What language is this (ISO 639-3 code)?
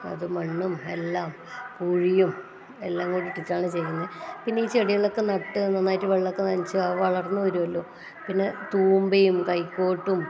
mal